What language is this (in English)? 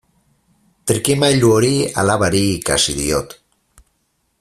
Basque